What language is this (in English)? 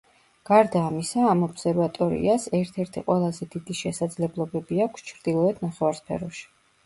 Georgian